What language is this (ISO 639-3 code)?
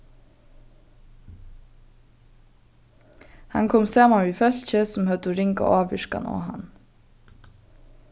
fao